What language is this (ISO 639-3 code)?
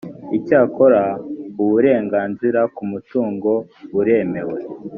kin